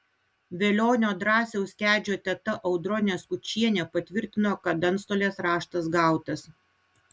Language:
Lithuanian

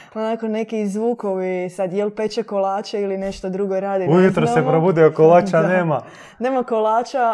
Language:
Croatian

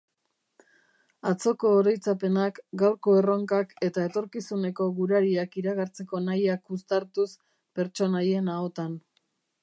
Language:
Basque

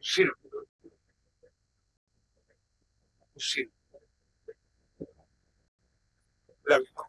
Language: Spanish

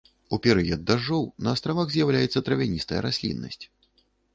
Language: Belarusian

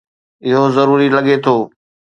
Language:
Sindhi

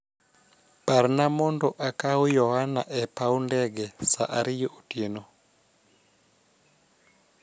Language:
Luo (Kenya and Tanzania)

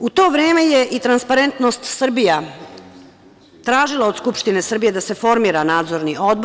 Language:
Serbian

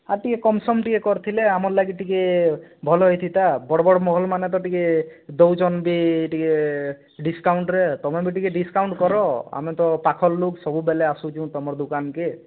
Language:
Odia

